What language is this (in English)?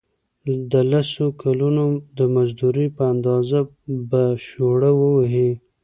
Pashto